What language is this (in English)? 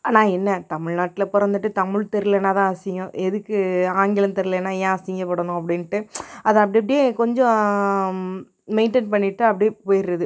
Tamil